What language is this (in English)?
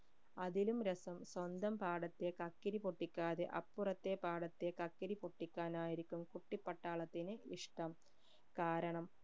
Malayalam